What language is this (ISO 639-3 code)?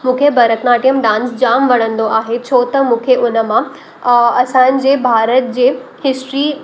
snd